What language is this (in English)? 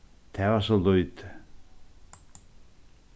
Faroese